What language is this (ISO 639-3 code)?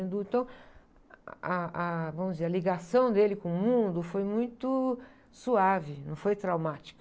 por